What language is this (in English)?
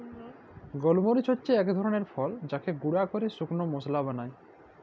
Bangla